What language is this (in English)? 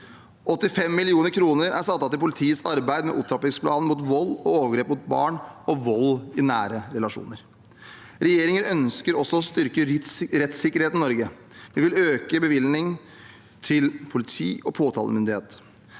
Norwegian